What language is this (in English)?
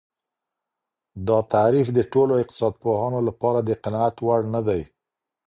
Pashto